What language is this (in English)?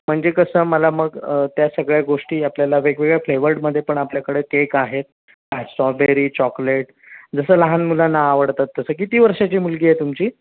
Marathi